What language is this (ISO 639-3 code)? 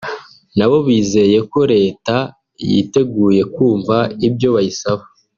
kin